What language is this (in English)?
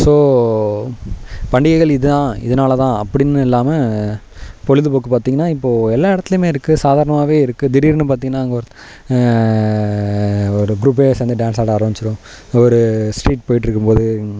Tamil